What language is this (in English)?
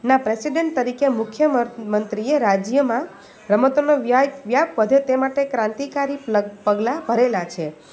Gujarati